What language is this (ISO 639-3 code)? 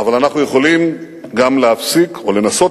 heb